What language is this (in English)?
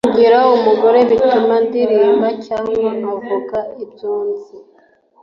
Kinyarwanda